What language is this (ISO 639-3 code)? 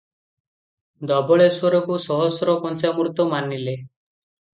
ori